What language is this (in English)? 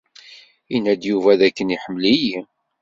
Kabyle